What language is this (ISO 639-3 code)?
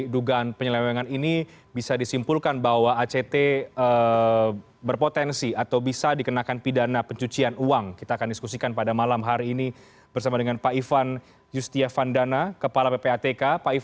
ind